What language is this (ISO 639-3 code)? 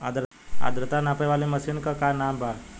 bho